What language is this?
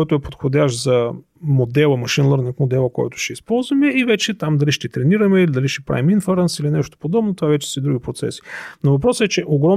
Bulgarian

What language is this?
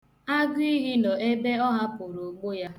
Igbo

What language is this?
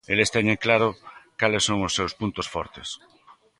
Galician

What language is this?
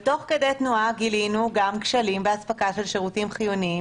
Hebrew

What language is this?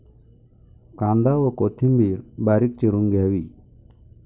Marathi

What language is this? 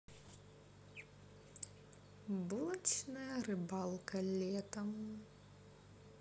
Russian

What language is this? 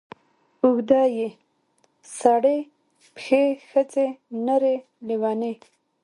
Pashto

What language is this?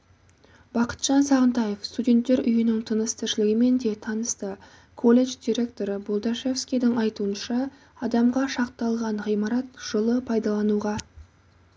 Kazakh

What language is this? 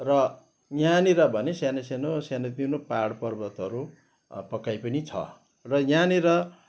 Nepali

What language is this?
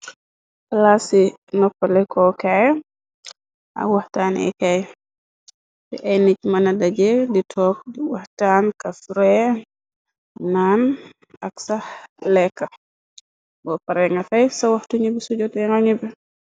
Wolof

